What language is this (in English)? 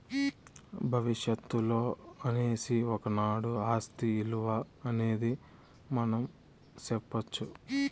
Telugu